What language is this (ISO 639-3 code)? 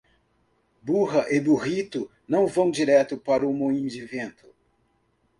por